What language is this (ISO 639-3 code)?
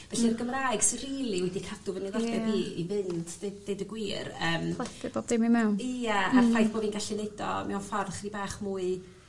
cym